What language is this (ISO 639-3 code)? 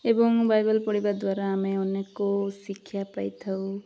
ori